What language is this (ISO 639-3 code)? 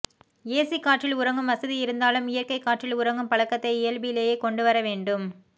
tam